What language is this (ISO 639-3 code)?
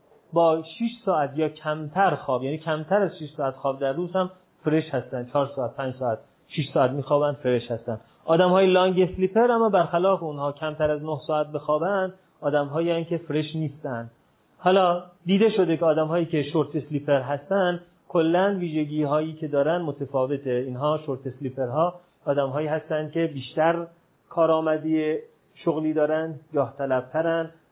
fas